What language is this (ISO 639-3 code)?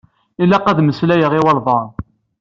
kab